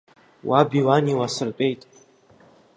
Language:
Abkhazian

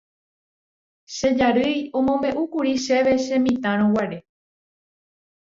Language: Guarani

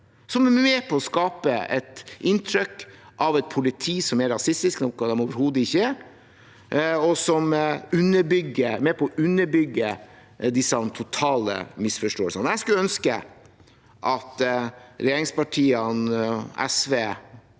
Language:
Norwegian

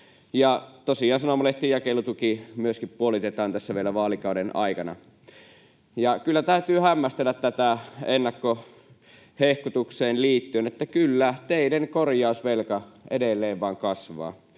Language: Finnish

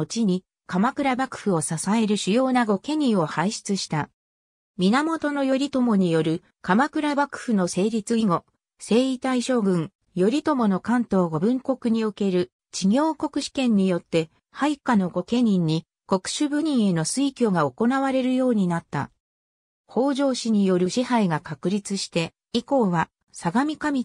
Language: Japanese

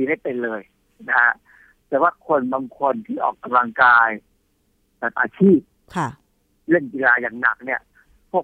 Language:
Thai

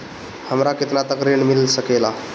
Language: Bhojpuri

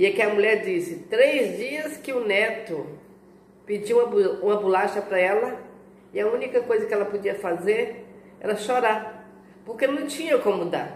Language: Portuguese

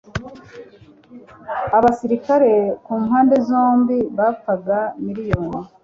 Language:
Kinyarwanda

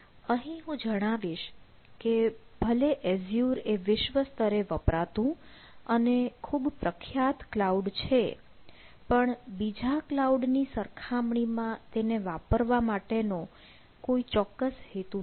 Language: Gujarati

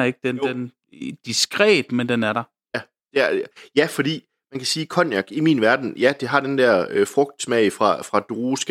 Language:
Danish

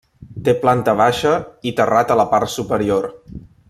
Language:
Catalan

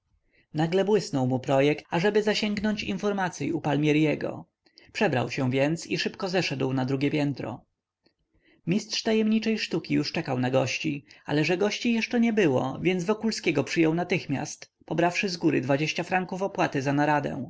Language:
Polish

